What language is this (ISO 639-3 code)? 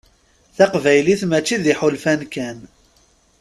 kab